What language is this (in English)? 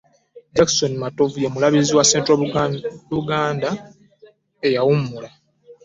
Ganda